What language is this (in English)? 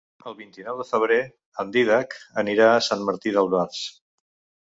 Catalan